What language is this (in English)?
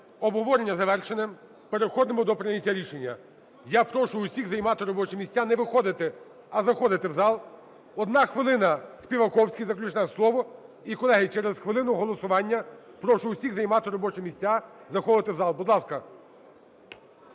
Ukrainian